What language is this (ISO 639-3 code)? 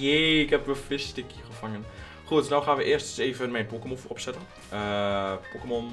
nld